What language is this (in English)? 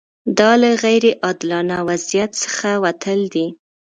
Pashto